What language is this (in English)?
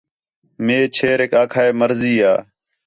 Khetrani